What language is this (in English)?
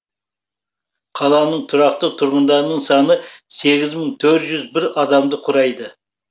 Kazakh